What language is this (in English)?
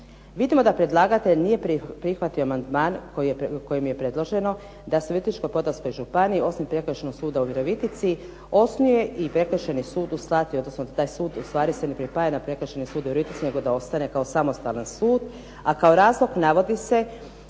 Croatian